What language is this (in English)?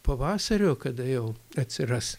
Lithuanian